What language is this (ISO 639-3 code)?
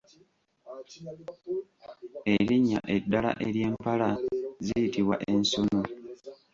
lug